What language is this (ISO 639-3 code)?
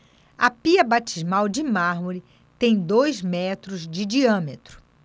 por